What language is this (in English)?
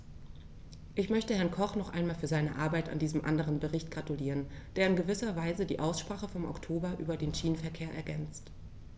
German